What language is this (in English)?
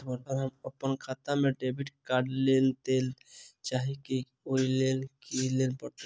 Maithili